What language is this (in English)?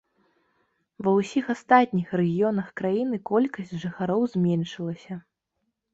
Belarusian